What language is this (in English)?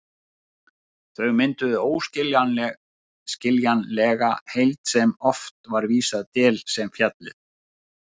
Icelandic